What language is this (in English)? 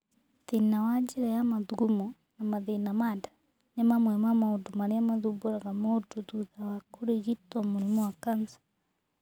Kikuyu